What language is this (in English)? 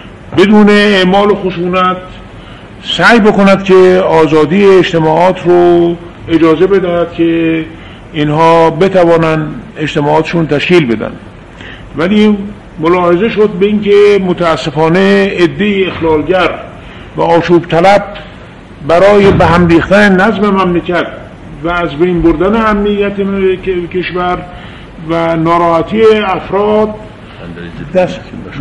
Persian